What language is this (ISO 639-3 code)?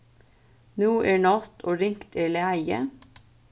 fao